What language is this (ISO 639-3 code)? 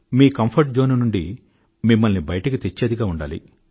tel